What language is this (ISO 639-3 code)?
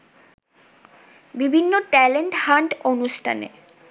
ben